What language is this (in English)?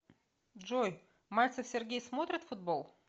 Russian